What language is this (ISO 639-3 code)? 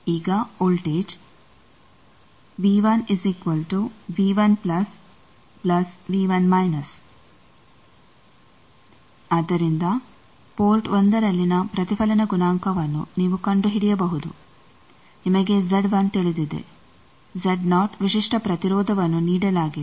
kan